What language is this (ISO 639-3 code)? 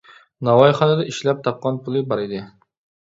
uig